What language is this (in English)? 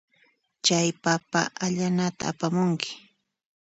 Puno Quechua